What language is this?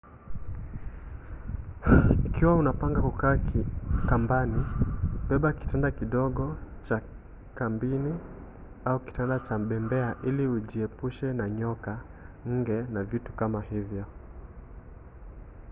Swahili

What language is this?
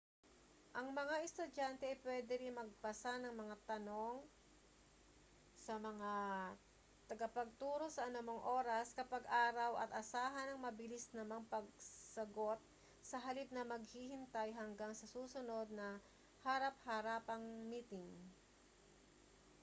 Filipino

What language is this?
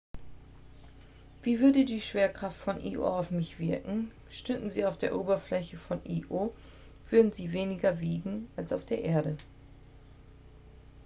German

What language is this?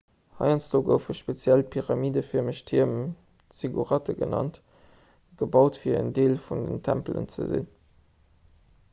Luxembourgish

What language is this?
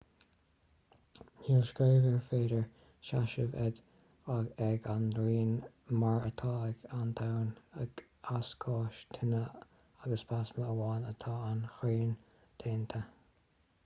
Irish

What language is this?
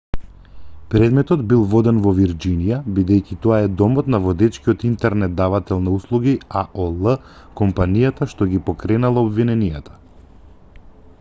Macedonian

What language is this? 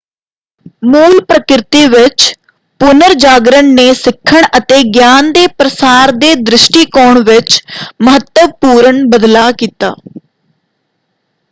Punjabi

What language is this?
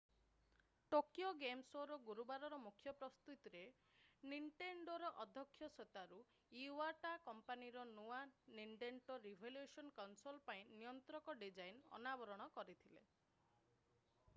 Odia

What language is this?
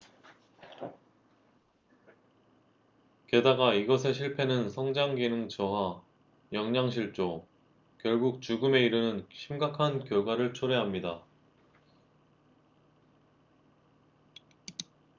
Korean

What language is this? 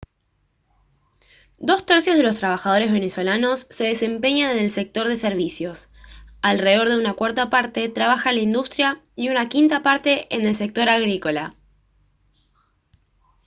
Spanish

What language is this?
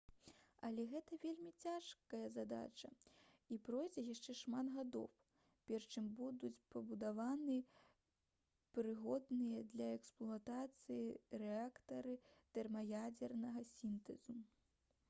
Belarusian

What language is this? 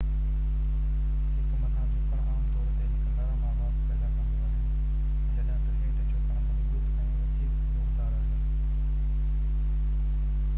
Sindhi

